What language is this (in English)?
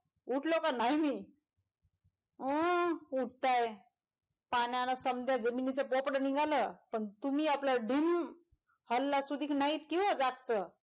Marathi